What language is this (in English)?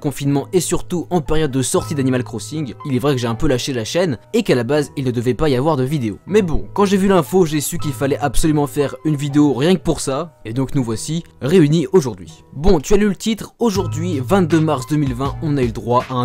French